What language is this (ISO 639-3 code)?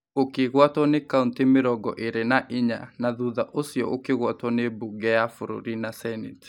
kik